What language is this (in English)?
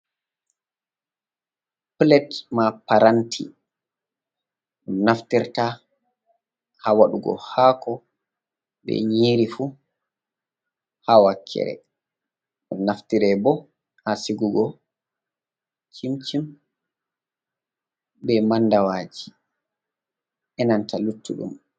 Fula